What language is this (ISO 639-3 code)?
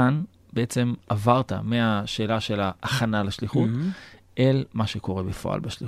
heb